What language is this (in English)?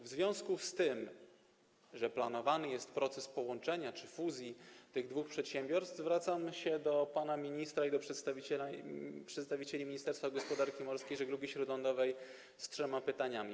Polish